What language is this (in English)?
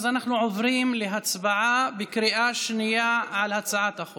Hebrew